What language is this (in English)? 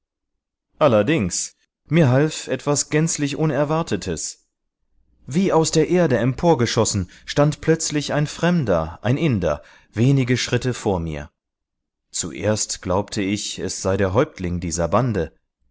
German